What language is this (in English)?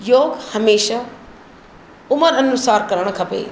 Sindhi